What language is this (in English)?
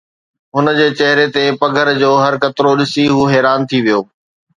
Sindhi